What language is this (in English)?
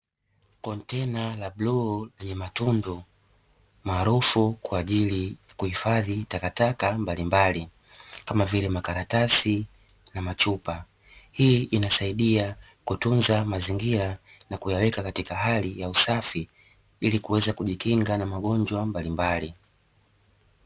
Swahili